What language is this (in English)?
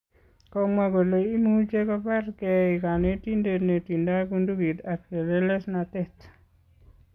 Kalenjin